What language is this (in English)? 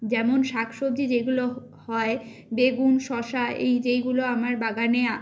Bangla